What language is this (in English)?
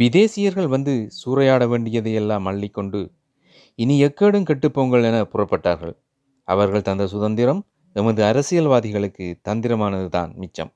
Tamil